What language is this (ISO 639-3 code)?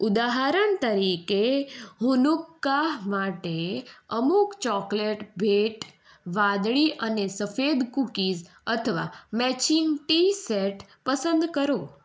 guj